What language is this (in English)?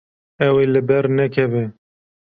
Kurdish